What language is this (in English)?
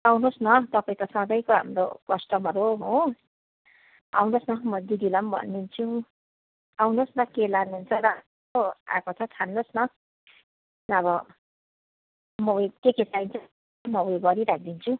Nepali